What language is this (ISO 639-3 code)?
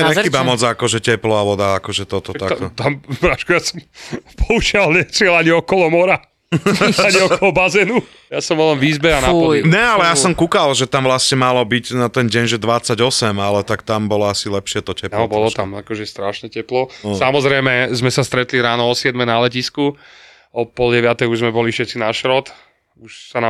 slk